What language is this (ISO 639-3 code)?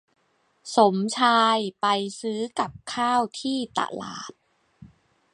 tha